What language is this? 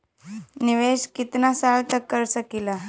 Bhojpuri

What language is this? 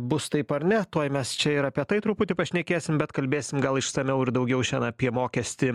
Lithuanian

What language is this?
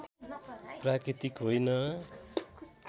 Nepali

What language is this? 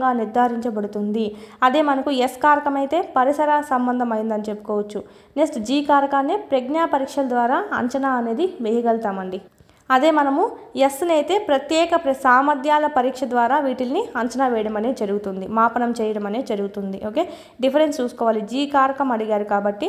Telugu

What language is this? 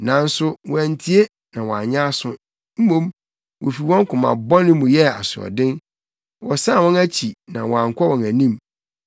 Akan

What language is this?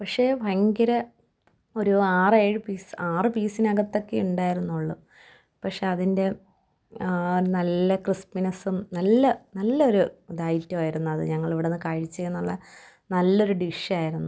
Malayalam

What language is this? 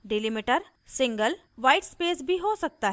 Hindi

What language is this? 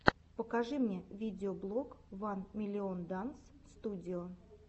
Russian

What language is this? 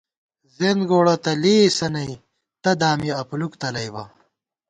Gawar-Bati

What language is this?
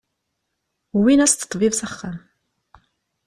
Kabyle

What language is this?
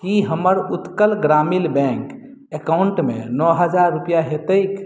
Maithili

